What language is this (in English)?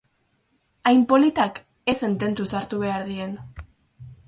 Basque